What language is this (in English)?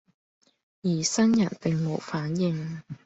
Cantonese